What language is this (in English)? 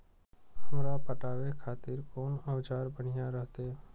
Maithili